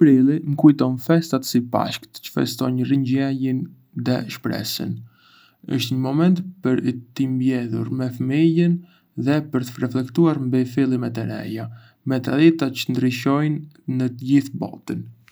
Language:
Arbëreshë Albanian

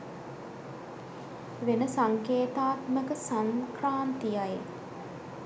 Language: Sinhala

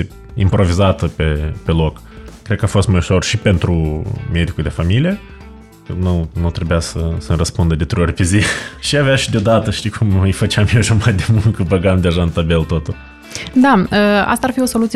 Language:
Romanian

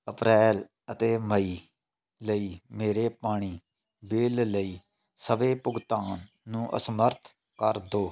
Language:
Punjabi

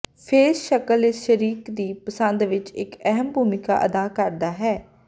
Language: Punjabi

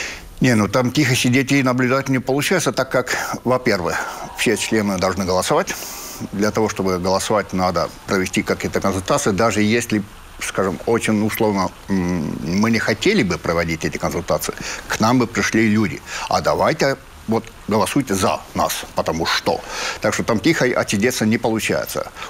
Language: Russian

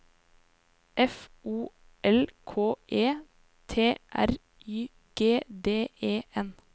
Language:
Norwegian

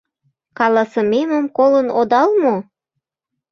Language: Mari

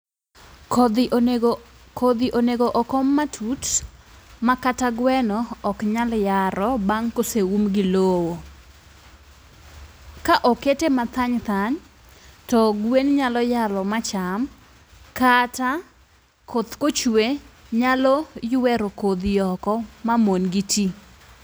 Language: Luo (Kenya and Tanzania)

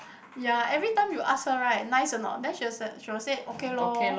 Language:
English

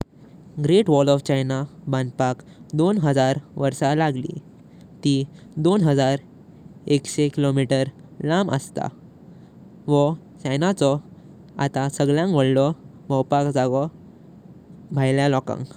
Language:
Konkani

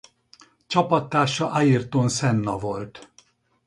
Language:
Hungarian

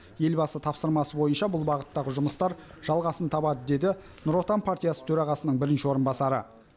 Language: Kazakh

